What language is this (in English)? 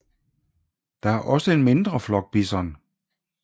Danish